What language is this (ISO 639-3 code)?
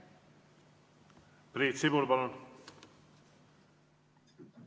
est